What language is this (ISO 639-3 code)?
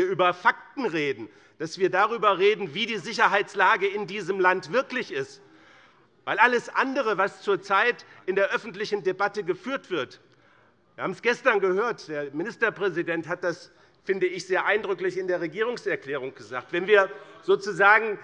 deu